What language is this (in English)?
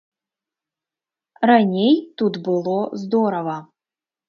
Belarusian